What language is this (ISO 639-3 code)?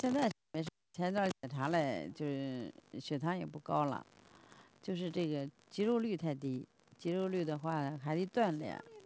zho